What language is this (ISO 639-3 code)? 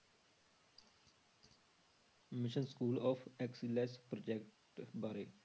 pan